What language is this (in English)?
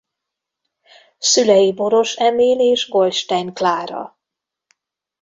Hungarian